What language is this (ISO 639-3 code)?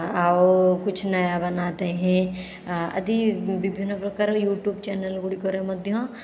ori